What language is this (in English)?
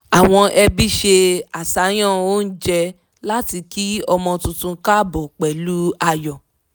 Yoruba